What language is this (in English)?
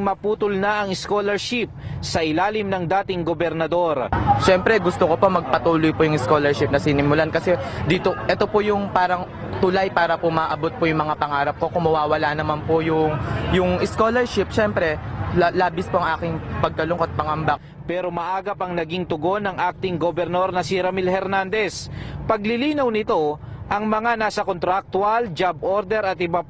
Filipino